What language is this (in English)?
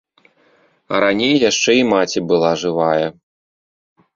Belarusian